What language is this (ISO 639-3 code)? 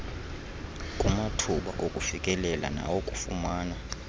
xho